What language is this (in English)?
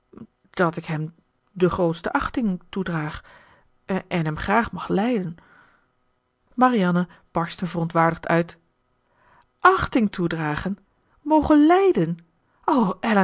Dutch